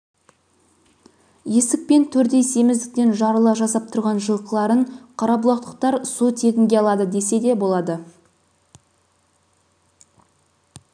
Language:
Kazakh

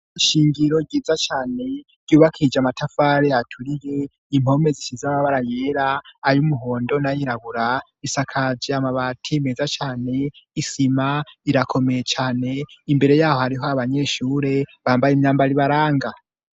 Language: Rundi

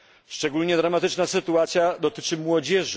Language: Polish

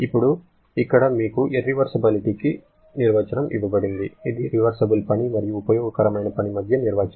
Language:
Telugu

